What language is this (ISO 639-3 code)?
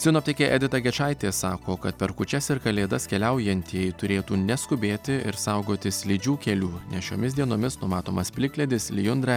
lit